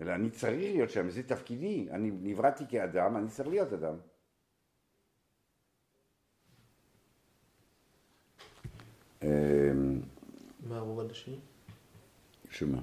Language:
Hebrew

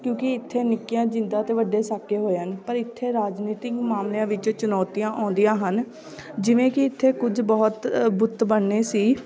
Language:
Punjabi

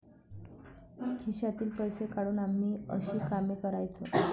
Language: Marathi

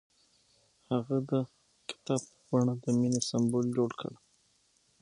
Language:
Pashto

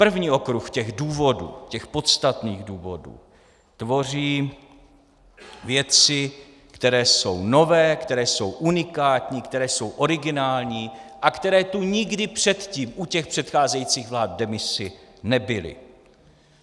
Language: Czech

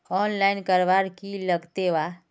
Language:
Magahi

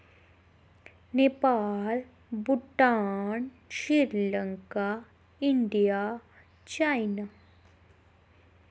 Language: Dogri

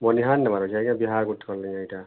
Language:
Odia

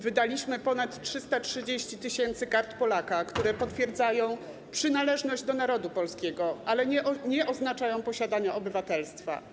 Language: Polish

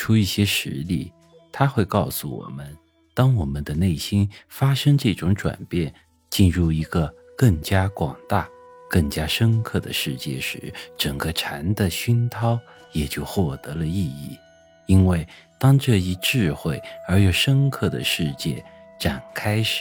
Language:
Chinese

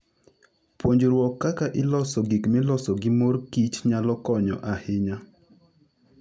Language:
Luo (Kenya and Tanzania)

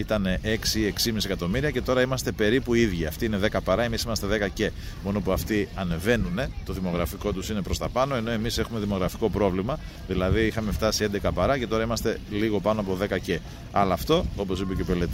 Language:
Greek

